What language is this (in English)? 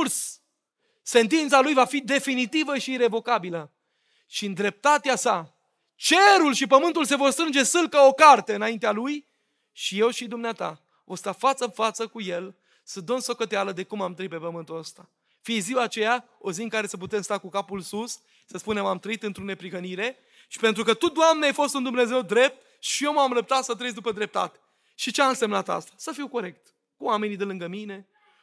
Romanian